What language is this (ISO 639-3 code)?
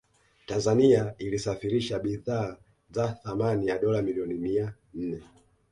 swa